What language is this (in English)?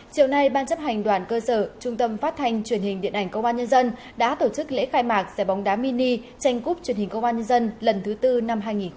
Vietnamese